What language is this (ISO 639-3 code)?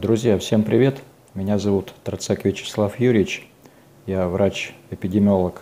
rus